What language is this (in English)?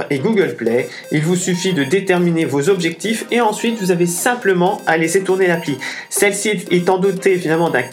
French